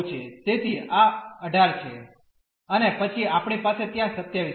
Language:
Gujarati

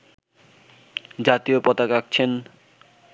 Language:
Bangla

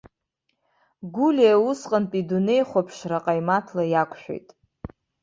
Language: Abkhazian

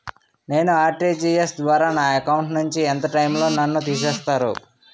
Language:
Telugu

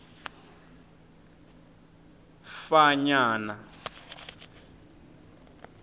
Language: Tsonga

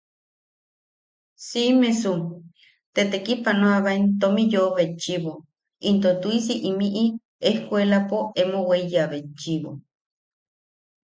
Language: Yaqui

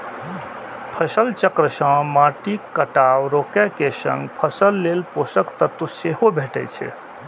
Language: Maithili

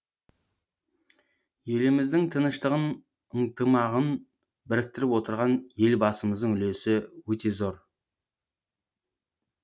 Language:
Kazakh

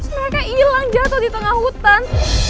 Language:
Indonesian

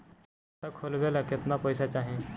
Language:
Bhojpuri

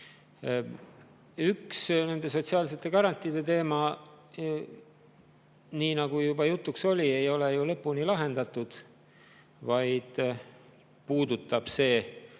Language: Estonian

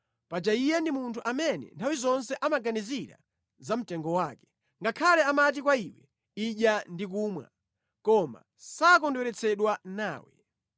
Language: Nyanja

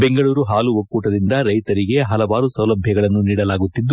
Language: Kannada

